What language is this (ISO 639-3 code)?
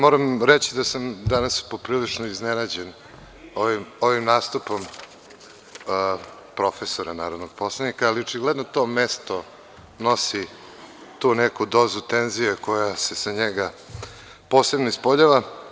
srp